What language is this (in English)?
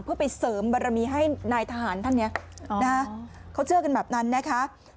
Thai